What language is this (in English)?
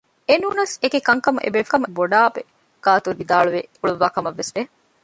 Divehi